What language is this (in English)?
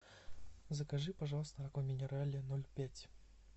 Russian